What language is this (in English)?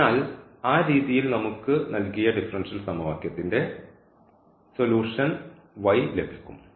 Malayalam